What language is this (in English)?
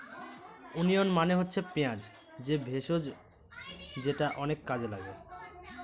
Bangla